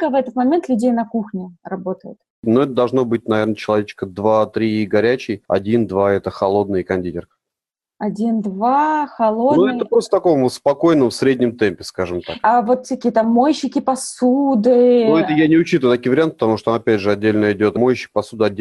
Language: Russian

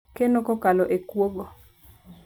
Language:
Luo (Kenya and Tanzania)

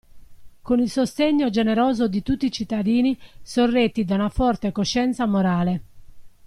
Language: Italian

